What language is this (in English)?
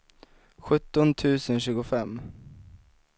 Swedish